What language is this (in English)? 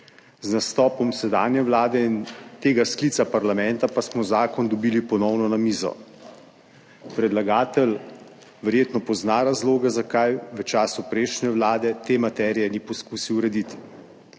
Slovenian